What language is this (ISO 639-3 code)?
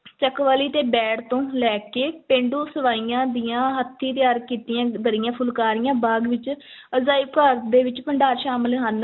pan